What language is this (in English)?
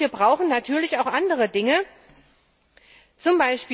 German